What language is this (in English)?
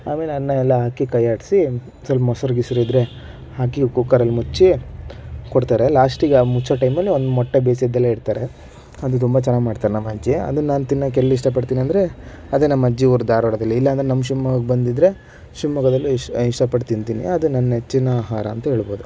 Kannada